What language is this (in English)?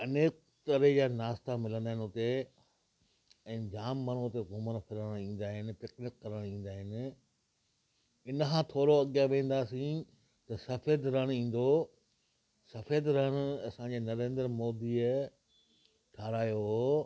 Sindhi